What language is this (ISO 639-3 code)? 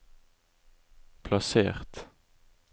nor